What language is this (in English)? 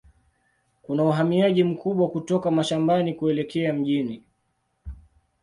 Swahili